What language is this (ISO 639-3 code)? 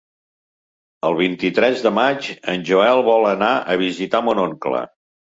cat